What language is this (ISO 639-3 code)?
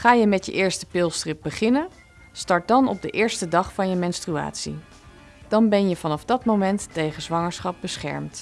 nld